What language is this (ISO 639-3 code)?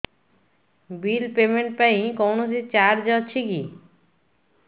ori